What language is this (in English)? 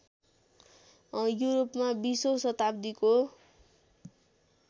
Nepali